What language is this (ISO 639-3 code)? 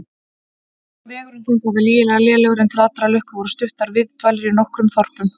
isl